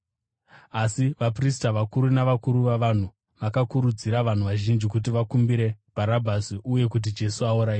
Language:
Shona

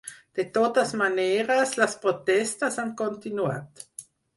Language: Catalan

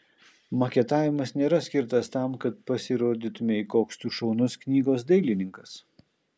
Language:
Lithuanian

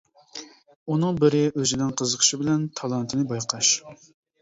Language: Uyghur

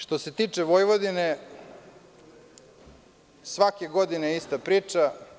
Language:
Serbian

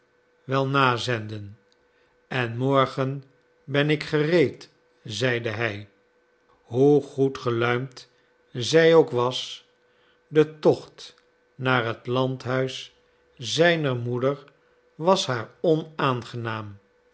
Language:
Dutch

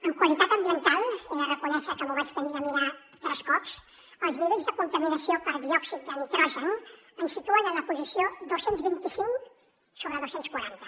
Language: Catalan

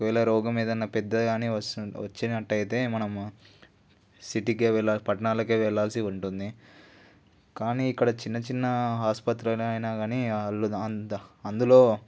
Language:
Telugu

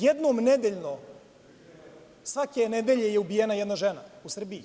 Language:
Serbian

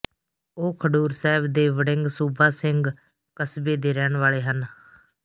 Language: Punjabi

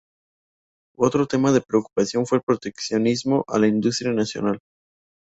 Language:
Spanish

